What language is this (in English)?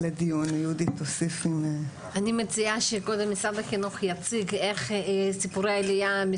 Hebrew